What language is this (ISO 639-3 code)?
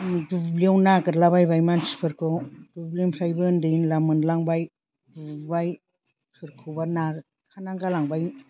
brx